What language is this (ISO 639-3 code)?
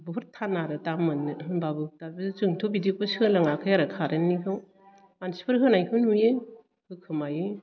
brx